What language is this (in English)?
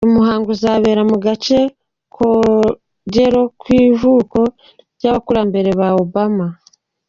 Kinyarwanda